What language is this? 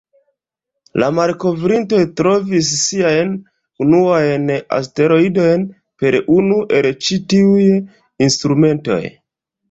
Esperanto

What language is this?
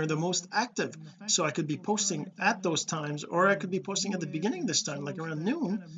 English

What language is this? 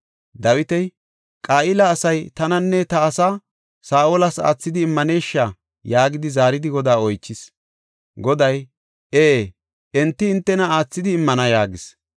Gofa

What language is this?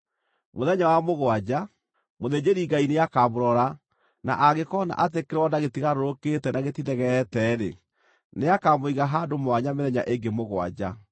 Kikuyu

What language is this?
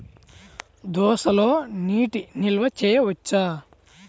Telugu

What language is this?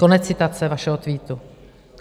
Czech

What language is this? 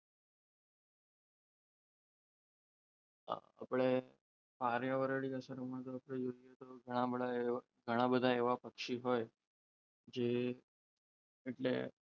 Gujarati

